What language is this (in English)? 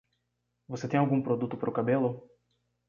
Portuguese